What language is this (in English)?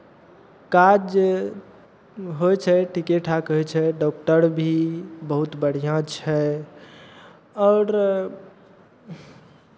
Maithili